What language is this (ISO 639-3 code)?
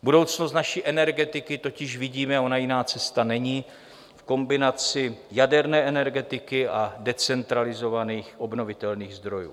ces